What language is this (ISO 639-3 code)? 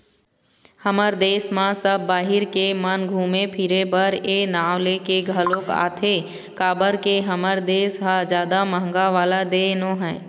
hne